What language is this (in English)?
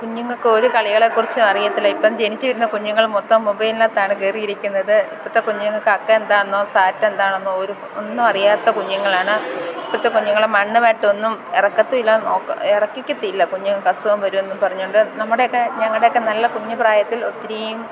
Malayalam